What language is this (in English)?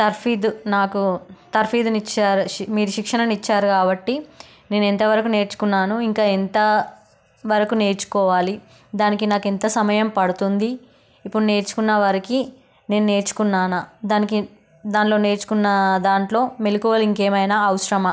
Telugu